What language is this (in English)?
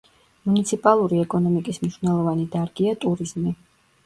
Georgian